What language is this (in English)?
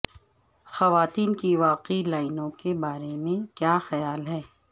Urdu